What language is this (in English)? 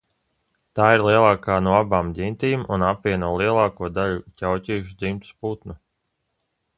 Latvian